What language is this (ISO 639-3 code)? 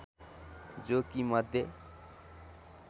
nep